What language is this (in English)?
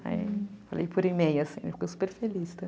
Portuguese